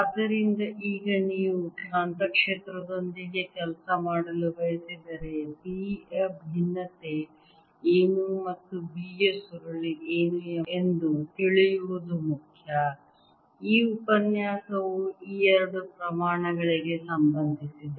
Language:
Kannada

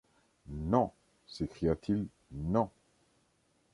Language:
French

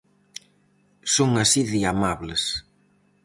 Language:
Galician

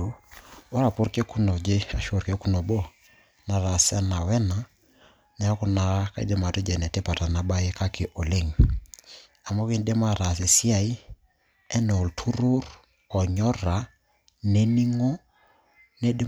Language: Masai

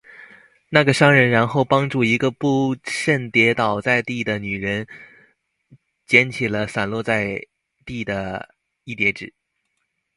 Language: Chinese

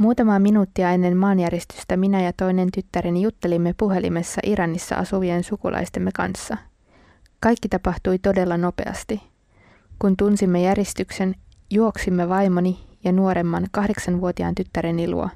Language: Finnish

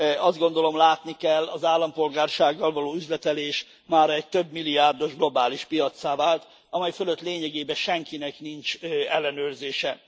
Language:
Hungarian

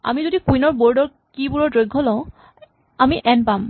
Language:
Assamese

